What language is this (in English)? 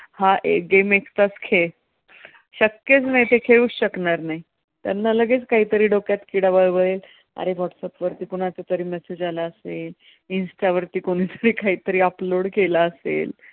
Marathi